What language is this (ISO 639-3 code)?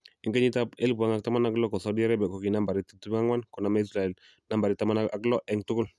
kln